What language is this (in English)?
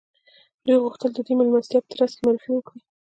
Pashto